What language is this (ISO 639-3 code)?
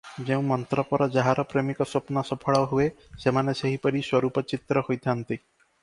ori